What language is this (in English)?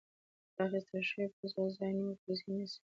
Pashto